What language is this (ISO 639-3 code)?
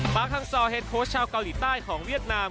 tha